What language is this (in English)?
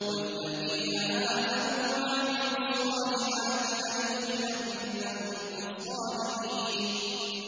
Arabic